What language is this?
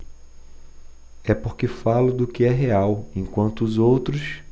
Portuguese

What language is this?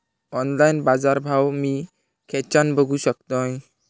Marathi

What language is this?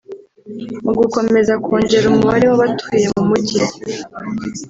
Kinyarwanda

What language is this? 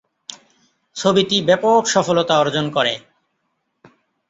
Bangla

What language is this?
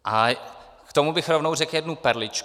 Czech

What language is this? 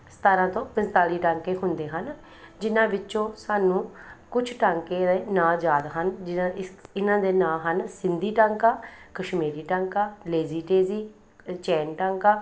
Punjabi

